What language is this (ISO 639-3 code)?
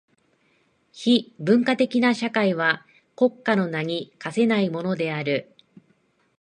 jpn